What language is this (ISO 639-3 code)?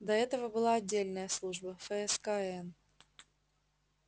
rus